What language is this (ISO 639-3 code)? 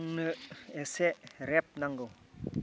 brx